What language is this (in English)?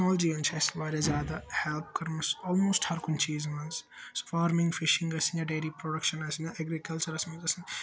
Kashmiri